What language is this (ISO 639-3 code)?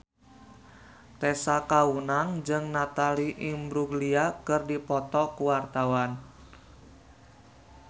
sun